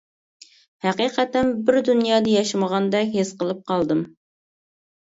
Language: Uyghur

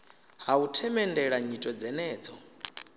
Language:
Venda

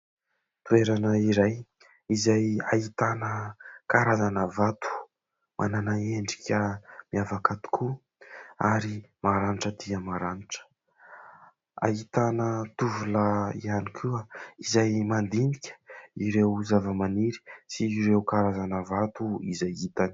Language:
Malagasy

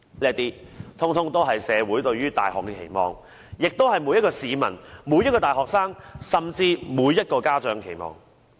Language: Cantonese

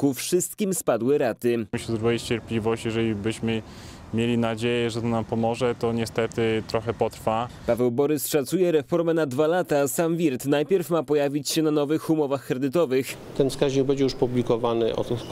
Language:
Polish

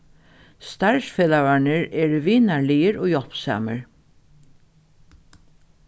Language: Faroese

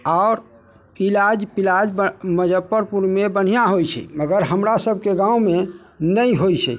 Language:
Maithili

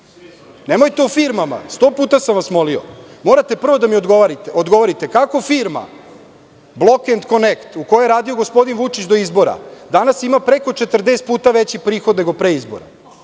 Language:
Serbian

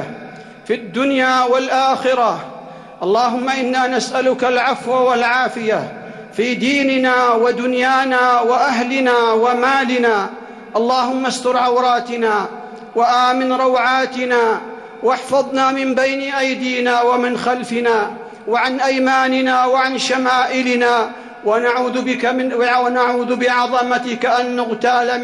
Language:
Arabic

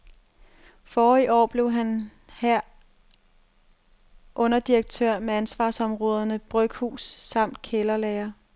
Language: Danish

